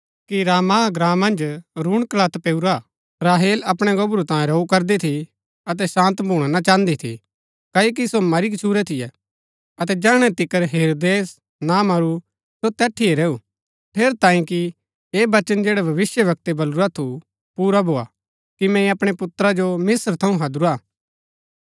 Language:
Gaddi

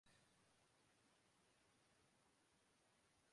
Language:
Urdu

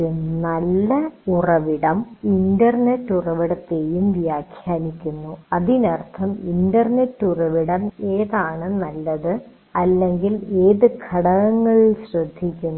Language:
Malayalam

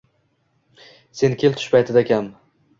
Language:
Uzbek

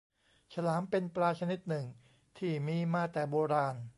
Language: Thai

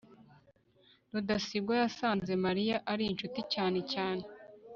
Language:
Kinyarwanda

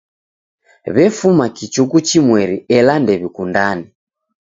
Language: Taita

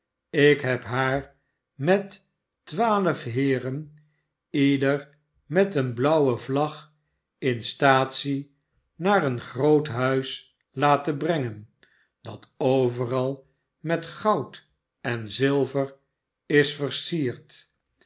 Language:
Dutch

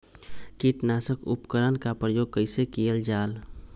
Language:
Magahi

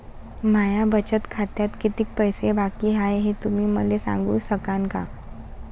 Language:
Marathi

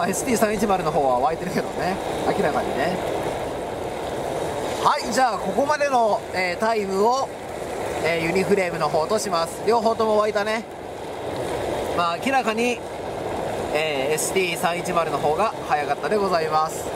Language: Japanese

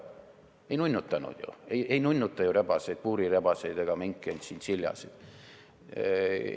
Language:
Estonian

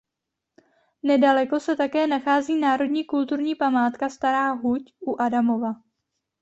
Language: Czech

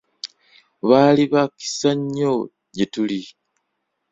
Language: Ganda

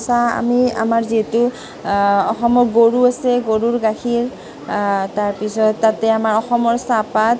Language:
Assamese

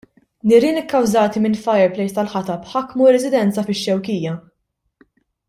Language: Maltese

